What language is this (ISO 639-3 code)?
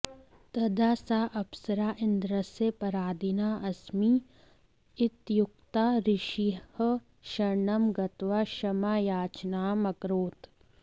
san